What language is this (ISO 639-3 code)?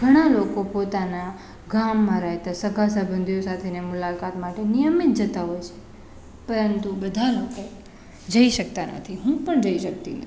guj